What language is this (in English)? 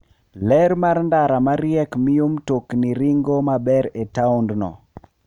Luo (Kenya and Tanzania)